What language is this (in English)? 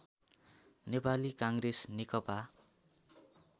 Nepali